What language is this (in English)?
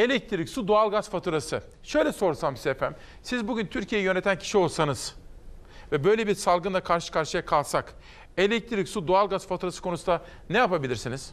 Turkish